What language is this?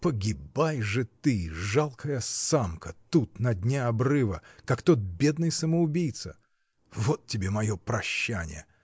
Russian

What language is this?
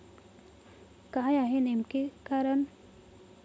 Marathi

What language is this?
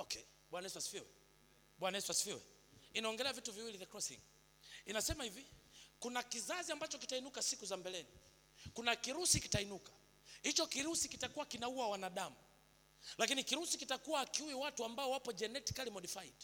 Swahili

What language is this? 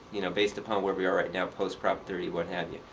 English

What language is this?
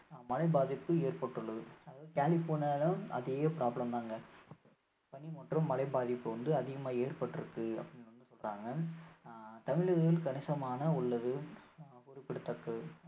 Tamil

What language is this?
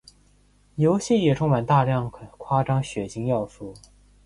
Chinese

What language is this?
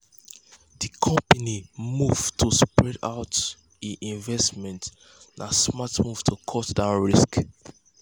Nigerian Pidgin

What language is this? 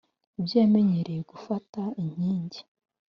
Kinyarwanda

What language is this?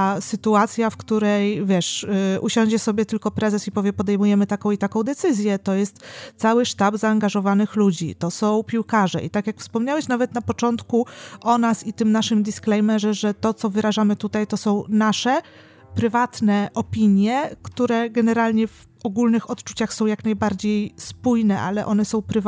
Polish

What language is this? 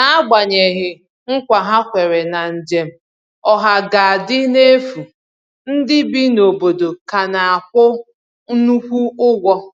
Igbo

